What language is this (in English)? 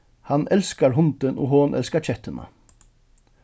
Faroese